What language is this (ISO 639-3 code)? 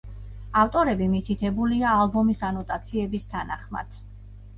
kat